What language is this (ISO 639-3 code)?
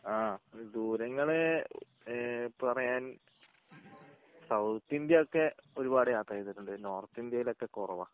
mal